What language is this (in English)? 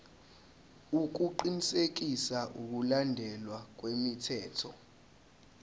Zulu